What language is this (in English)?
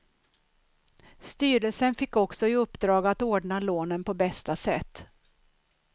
Swedish